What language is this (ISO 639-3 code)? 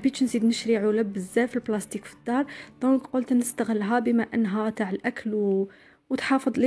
ara